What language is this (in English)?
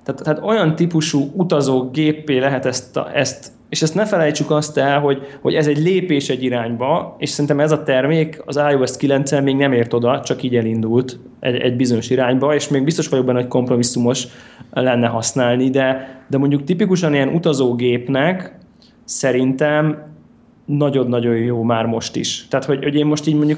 Hungarian